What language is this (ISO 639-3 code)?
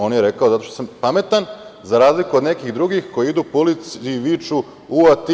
srp